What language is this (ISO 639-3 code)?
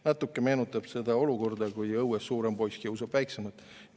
est